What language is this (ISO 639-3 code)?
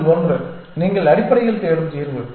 tam